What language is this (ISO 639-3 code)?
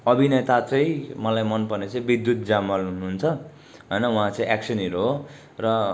nep